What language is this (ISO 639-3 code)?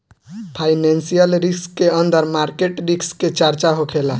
bho